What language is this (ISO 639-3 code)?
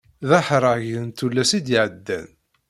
kab